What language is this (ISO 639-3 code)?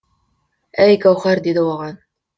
kaz